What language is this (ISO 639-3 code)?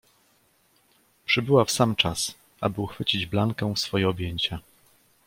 pol